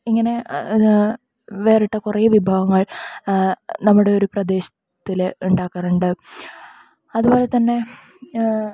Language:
Malayalam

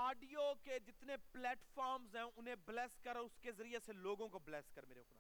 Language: Urdu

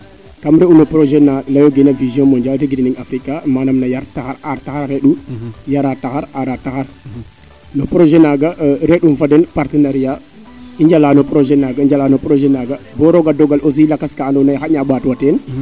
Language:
Serer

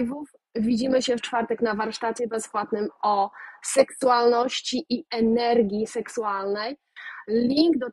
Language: Polish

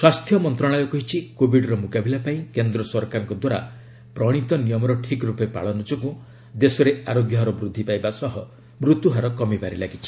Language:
Odia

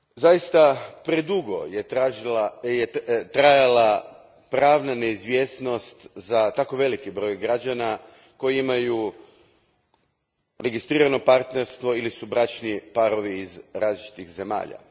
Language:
Croatian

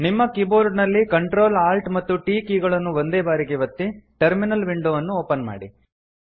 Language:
Kannada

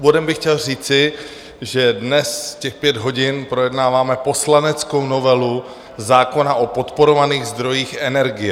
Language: Czech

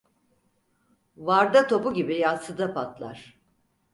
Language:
Turkish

